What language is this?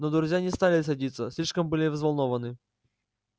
Russian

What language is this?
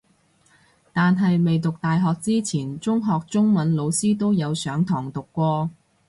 Cantonese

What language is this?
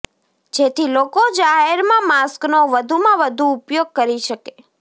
Gujarati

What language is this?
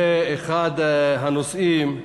Hebrew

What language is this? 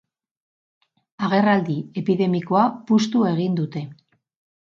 Basque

